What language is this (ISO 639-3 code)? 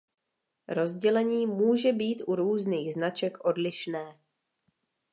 ces